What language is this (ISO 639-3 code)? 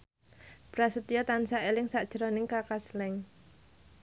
jav